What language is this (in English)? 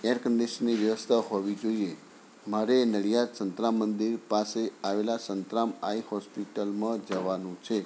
Gujarati